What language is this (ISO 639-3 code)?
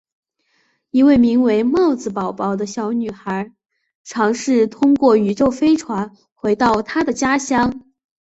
zho